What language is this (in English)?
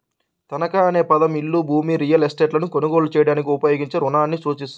Telugu